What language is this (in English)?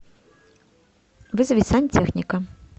Russian